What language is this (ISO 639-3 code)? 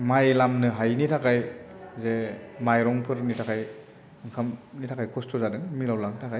brx